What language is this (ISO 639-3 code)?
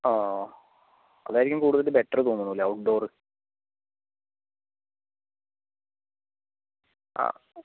mal